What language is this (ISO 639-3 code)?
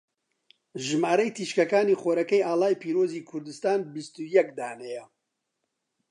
ckb